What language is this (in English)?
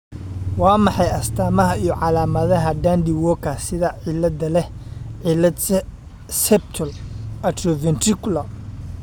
Somali